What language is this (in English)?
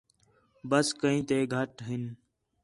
Khetrani